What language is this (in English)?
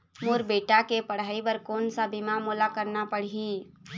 Chhattisgarhi